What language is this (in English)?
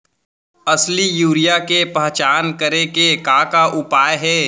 Chhattisgarhi